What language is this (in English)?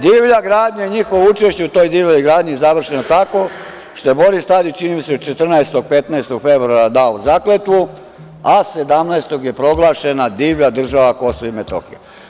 Serbian